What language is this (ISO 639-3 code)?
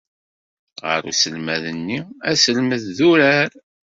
kab